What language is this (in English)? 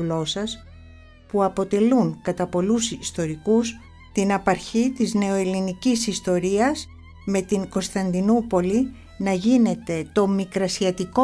Greek